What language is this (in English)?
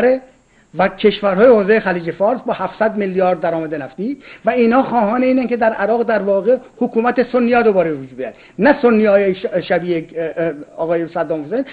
Persian